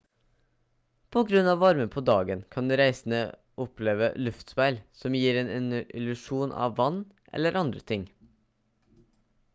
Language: Norwegian Bokmål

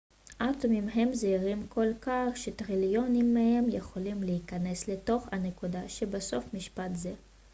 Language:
Hebrew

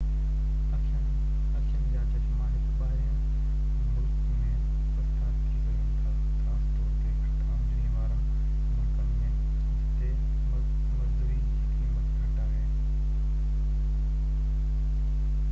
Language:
Sindhi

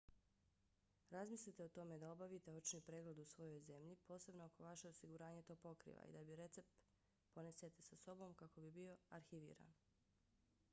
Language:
Bosnian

